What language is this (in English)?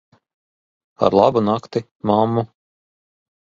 Latvian